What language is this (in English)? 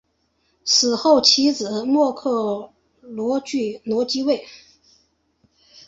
Chinese